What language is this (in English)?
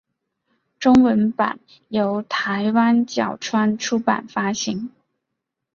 Chinese